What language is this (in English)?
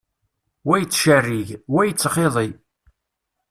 Kabyle